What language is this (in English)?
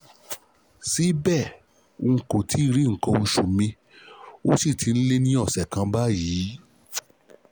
Yoruba